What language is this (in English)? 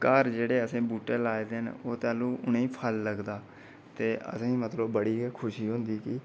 Dogri